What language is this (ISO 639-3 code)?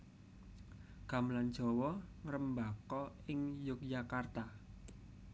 jav